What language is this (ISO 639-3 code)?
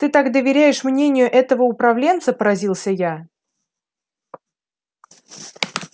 rus